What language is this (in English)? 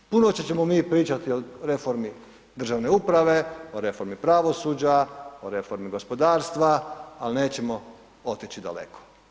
Croatian